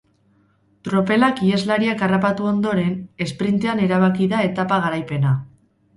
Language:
Basque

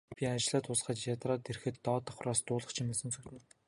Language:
Mongolian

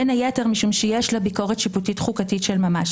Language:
Hebrew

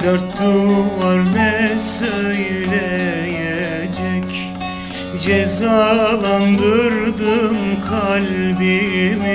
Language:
Turkish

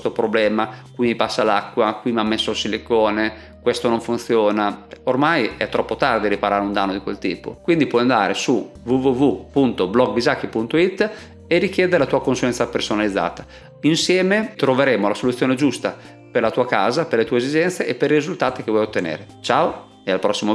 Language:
Italian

